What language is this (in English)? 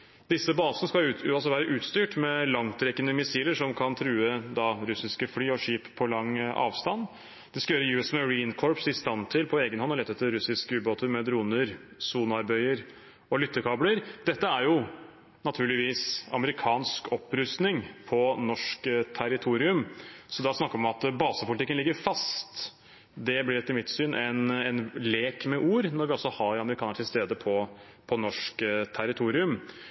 Norwegian Bokmål